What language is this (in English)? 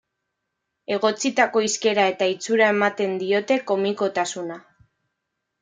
Basque